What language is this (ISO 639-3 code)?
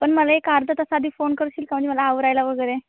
mar